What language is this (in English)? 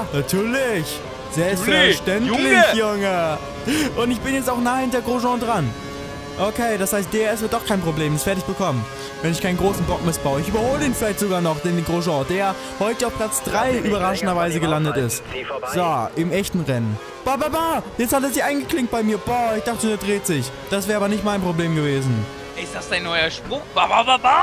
German